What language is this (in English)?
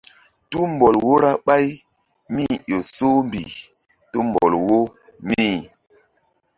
Mbum